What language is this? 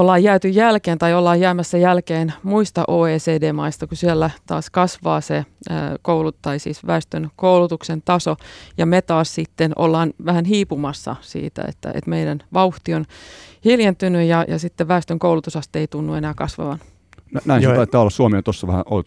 Finnish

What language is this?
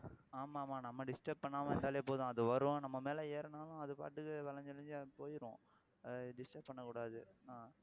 Tamil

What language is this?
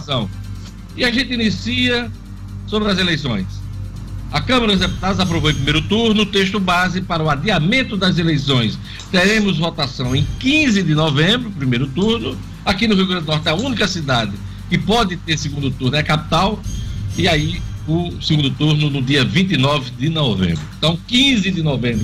Portuguese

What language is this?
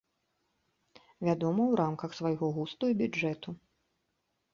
Belarusian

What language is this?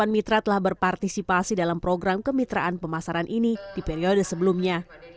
Indonesian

